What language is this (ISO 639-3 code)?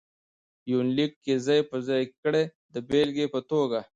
pus